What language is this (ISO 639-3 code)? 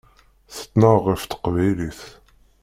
kab